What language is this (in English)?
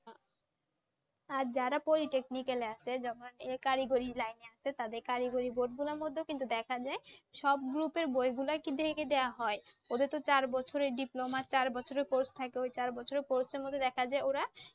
Bangla